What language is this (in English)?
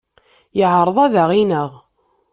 Kabyle